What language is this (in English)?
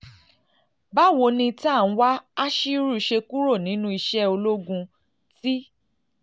Yoruba